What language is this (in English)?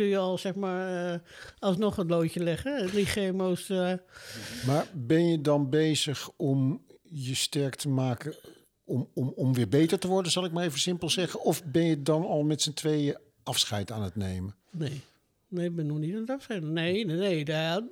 Dutch